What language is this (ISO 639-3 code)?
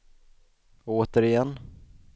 swe